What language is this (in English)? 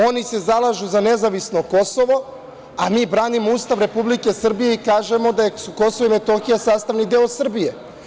Serbian